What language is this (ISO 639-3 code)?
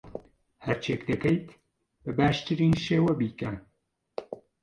ckb